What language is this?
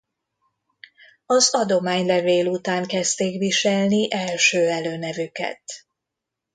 Hungarian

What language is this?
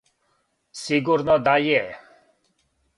Serbian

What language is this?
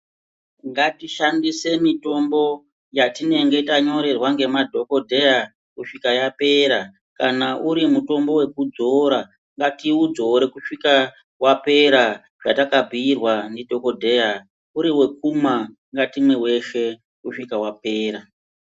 Ndau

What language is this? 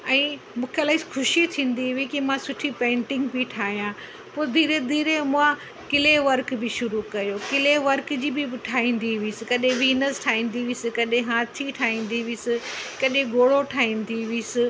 Sindhi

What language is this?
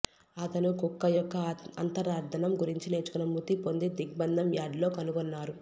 Telugu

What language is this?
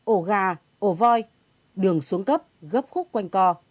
Vietnamese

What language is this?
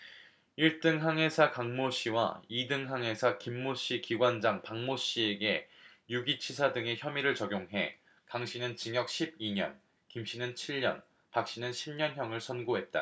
Korean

